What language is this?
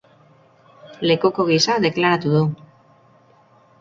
Basque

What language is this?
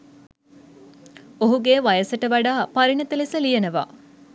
Sinhala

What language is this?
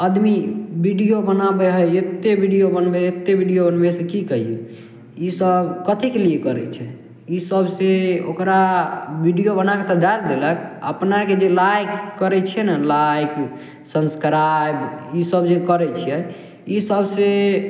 Maithili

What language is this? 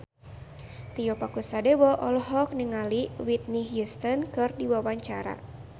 Sundanese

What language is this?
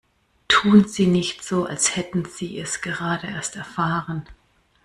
German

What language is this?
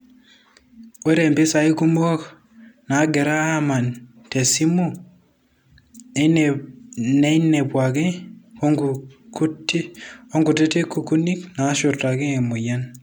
Masai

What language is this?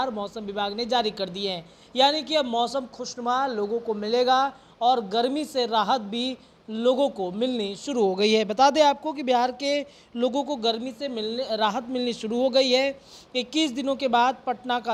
Hindi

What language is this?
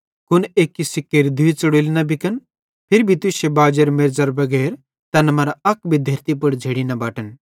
Bhadrawahi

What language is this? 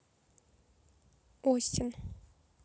Russian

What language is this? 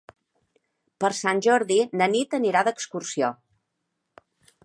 Catalan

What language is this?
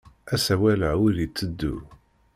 Kabyle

